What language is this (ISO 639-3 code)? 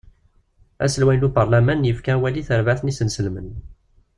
kab